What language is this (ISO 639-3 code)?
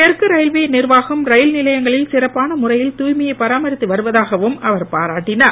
tam